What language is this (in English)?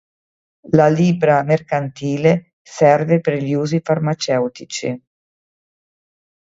Italian